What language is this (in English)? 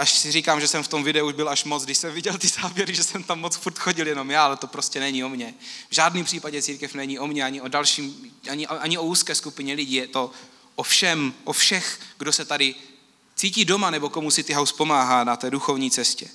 Czech